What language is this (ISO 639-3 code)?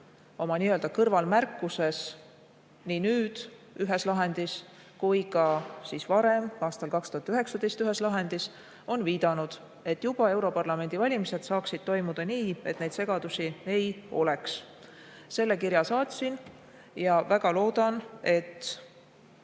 est